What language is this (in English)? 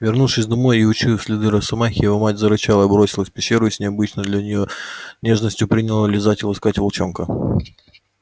Russian